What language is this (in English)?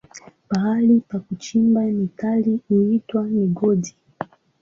Swahili